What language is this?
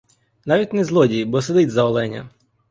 Ukrainian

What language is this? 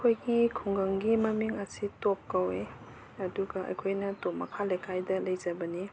Manipuri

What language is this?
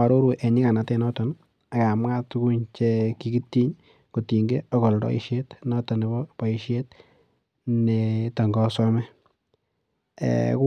Kalenjin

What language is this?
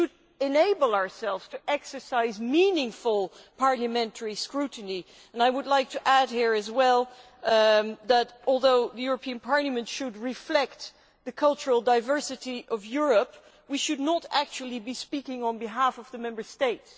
English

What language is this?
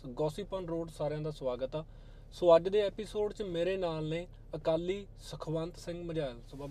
Punjabi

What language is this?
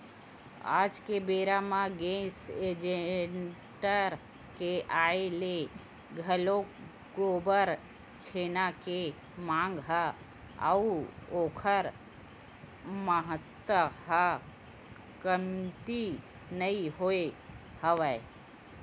Chhattisgarhi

